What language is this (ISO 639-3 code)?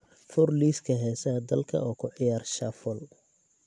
som